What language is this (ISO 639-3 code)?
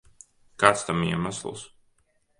lav